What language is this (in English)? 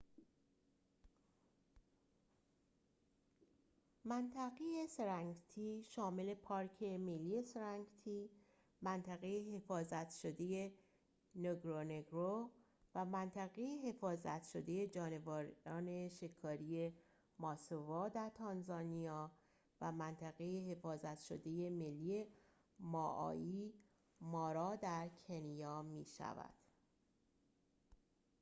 Persian